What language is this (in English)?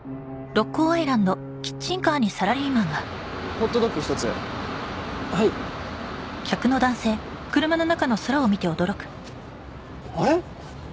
Japanese